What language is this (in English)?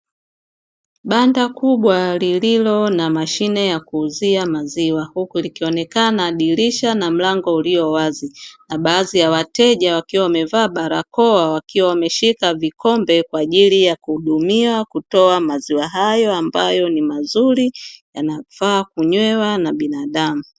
Swahili